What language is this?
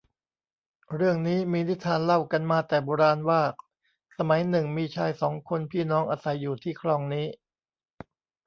Thai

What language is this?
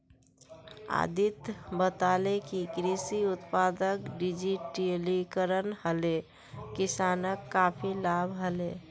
Magahi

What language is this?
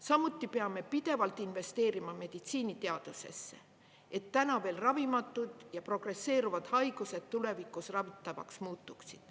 Estonian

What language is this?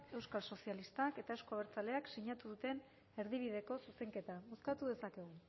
Basque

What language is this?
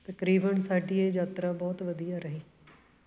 Punjabi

